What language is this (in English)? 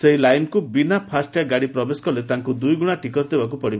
Odia